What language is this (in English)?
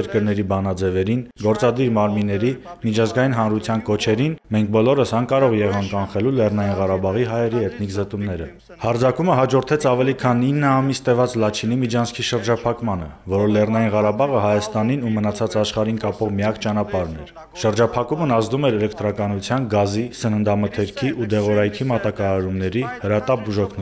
Turkish